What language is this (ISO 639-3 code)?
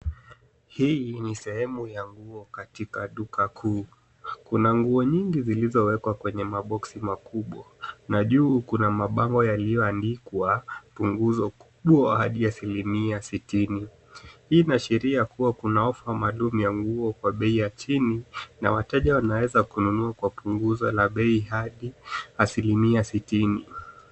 swa